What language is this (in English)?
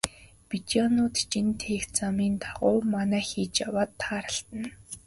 Mongolian